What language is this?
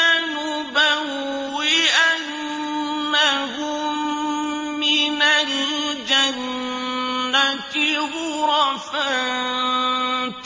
Arabic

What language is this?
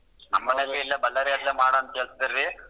Kannada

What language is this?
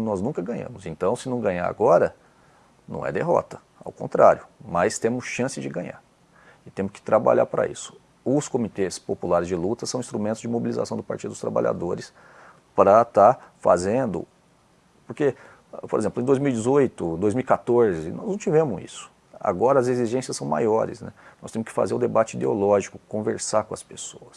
Portuguese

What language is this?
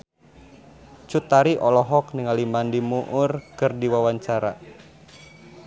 Sundanese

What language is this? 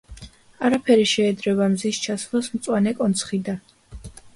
Georgian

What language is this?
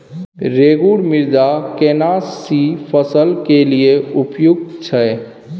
Maithili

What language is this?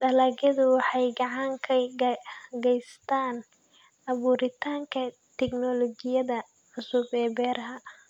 Somali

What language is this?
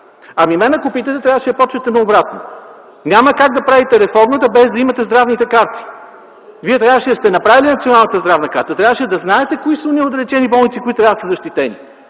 Bulgarian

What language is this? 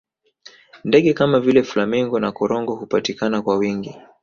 Swahili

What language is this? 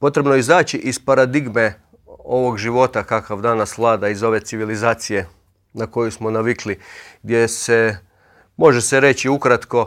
Croatian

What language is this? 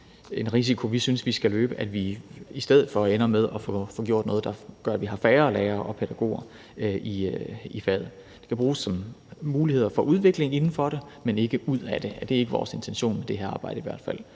Danish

